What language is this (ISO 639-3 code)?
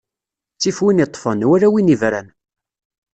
kab